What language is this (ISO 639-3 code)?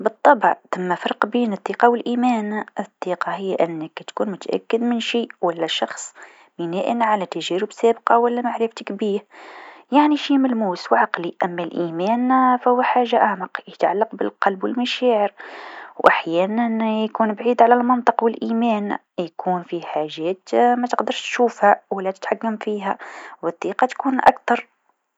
aeb